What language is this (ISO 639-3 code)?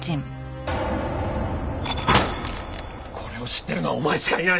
jpn